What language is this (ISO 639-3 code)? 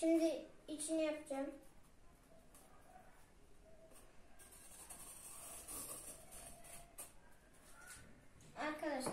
tur